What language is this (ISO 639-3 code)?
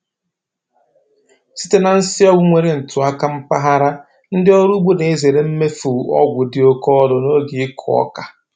ibo